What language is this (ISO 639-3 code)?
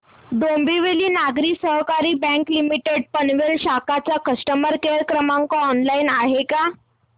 mar